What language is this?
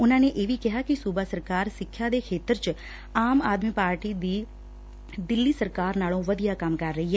Punjabi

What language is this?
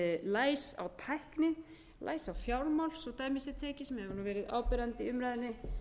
Icelandic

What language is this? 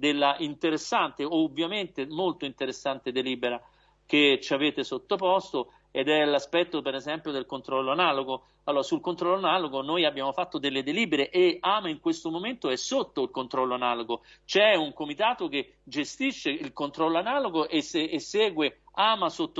Italian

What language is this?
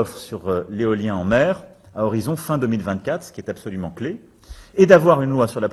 French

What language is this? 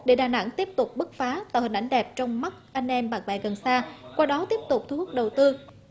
Vietnamese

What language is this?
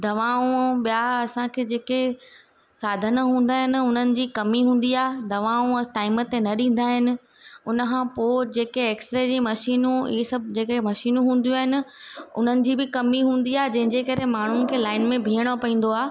Sindhi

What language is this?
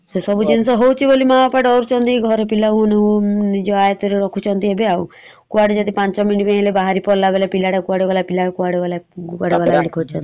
Odia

